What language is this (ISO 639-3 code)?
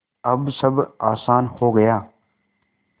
hin